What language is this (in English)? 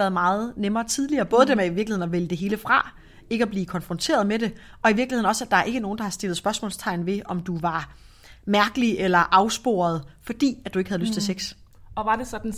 Danish